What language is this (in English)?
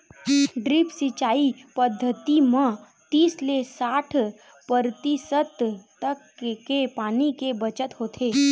Chhattisgarhi